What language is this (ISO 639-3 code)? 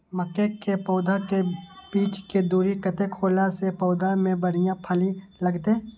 mai